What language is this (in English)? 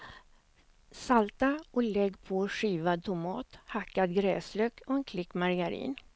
Swedish